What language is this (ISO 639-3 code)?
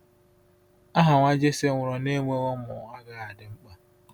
ibo